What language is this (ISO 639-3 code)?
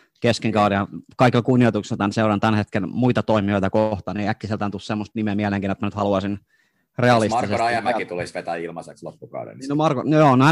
fin